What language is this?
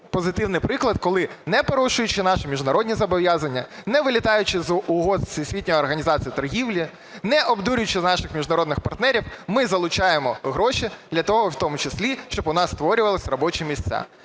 Ukrainian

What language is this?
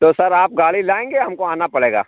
Urdu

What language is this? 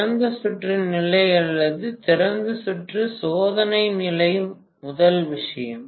Tamil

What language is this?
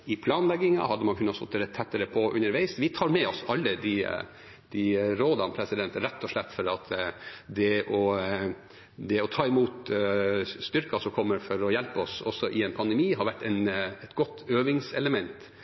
Norwegian Bokmål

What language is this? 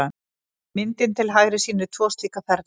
Icelandic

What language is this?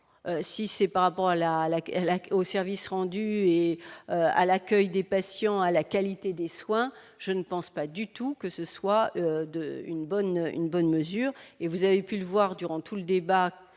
French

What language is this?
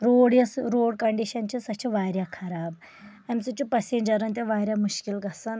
Kashmiri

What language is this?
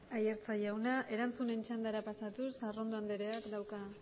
Basque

